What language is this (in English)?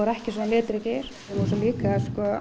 Icelandic